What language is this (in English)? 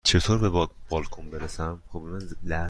Persian